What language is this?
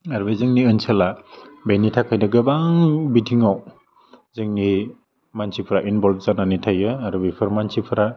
Bodo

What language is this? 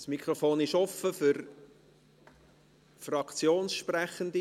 Swiss German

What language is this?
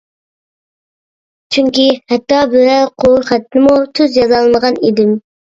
Uyghur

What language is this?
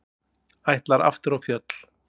Icelandic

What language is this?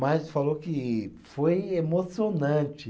Portuguese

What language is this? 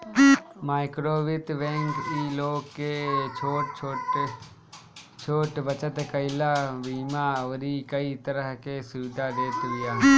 Bhojpuri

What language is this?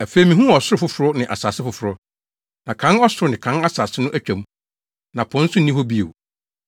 Akan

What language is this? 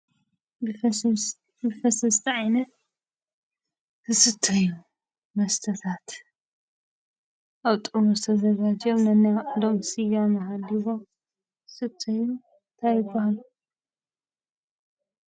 Tigrinya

